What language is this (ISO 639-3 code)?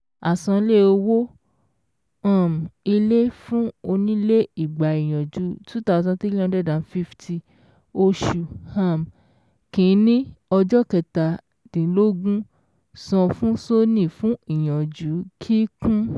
yor